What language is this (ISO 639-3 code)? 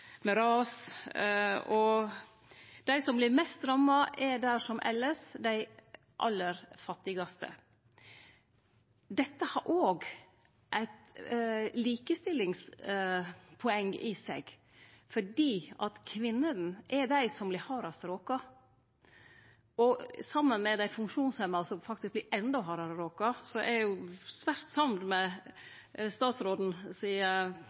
nno